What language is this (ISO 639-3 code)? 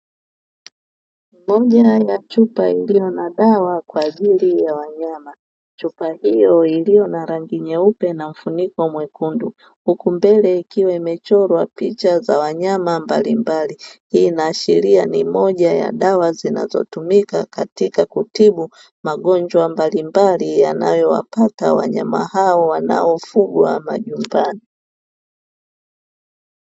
swa